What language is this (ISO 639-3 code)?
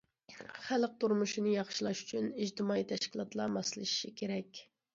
uig